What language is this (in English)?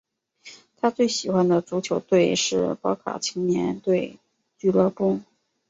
Chinese